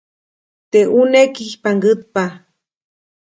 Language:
Copainalá Zoque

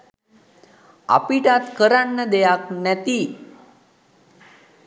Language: Sinhala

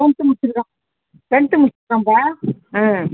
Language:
Tamil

